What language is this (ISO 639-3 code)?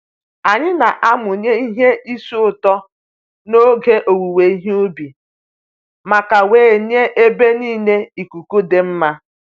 ibo